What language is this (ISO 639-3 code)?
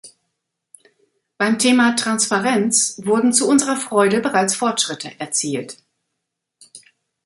deu